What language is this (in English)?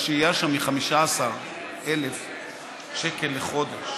Hebrew